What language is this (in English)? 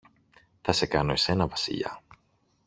Greek